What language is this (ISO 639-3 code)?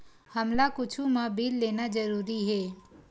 hne